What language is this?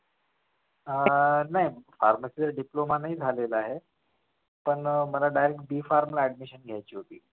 Marathi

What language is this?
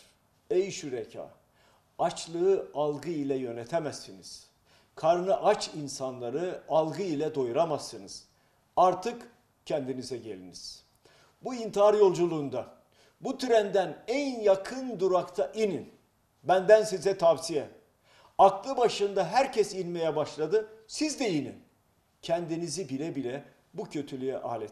Turkish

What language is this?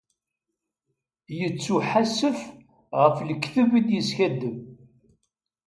Kabyle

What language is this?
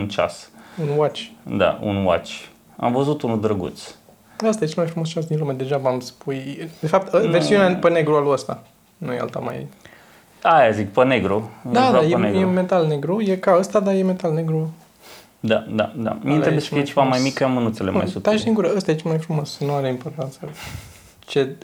Romanian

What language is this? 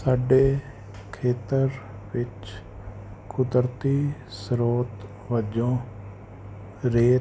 Punjabi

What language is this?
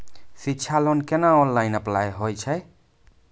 Maithili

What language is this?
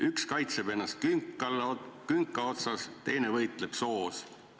Estonian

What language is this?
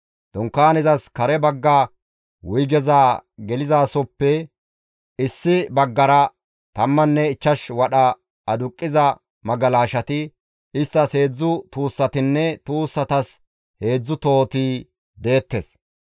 Gamo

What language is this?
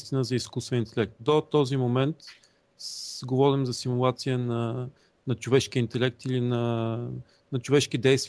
Bulgarian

